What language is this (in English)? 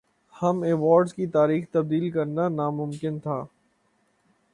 Urdu